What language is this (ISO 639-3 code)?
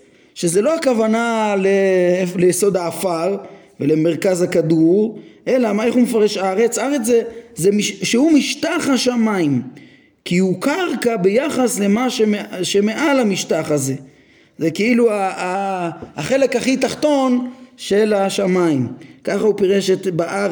heb